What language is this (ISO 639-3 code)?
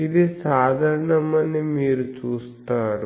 tel